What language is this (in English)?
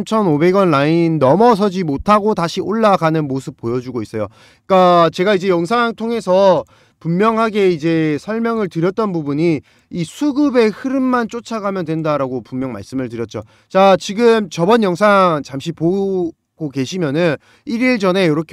Korean